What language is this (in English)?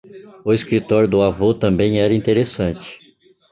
Portuguese